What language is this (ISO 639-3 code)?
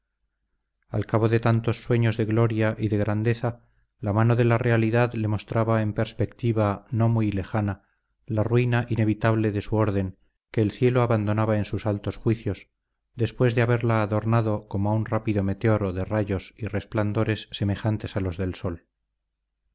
spa